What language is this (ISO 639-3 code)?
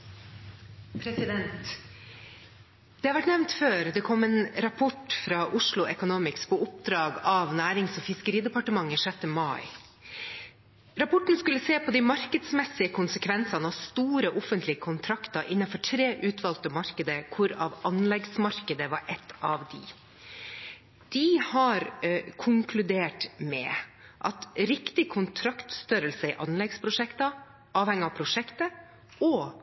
nor